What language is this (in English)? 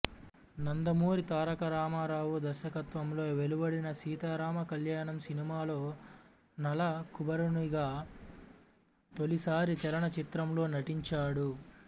Telugu